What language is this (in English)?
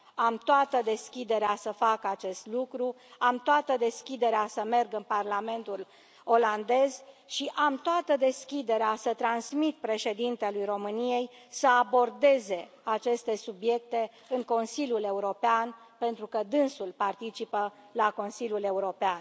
Romanian